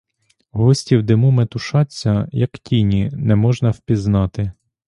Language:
Ukrainian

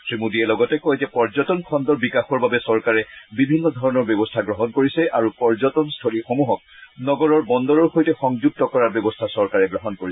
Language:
Assamese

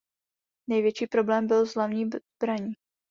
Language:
Czech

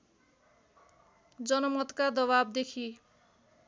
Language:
Nepali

